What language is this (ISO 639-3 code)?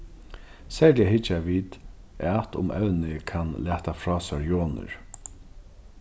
fao